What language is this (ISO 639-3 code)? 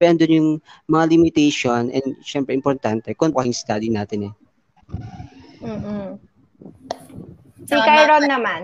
fil